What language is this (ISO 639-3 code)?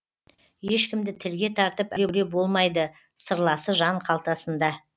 kaz